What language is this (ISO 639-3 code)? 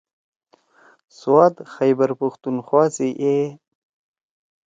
trw